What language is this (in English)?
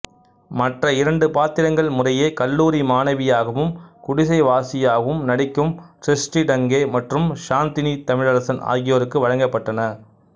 Tamil